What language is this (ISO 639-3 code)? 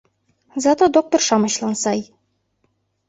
chm